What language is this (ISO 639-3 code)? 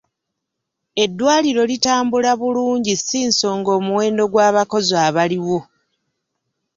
lug